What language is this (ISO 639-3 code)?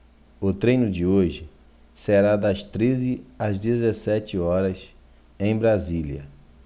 por